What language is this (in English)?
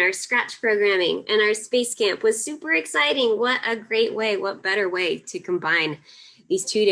English